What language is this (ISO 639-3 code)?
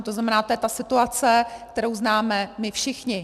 ces